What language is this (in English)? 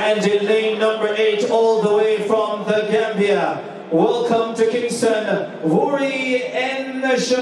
English